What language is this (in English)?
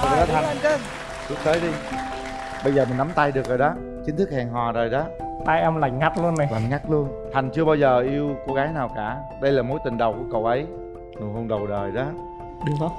Vietnamese